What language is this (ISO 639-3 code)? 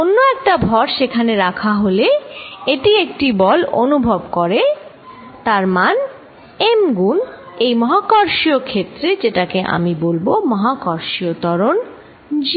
ben